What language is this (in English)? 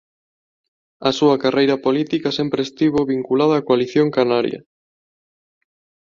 Galician